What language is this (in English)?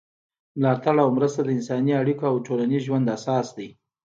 Pashto